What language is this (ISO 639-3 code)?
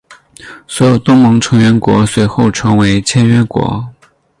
zho